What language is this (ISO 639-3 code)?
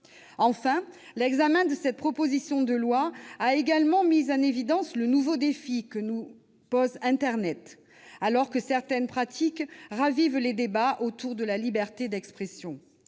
fra